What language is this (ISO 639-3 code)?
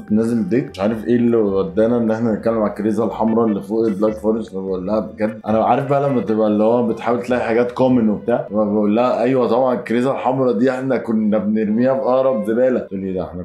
ara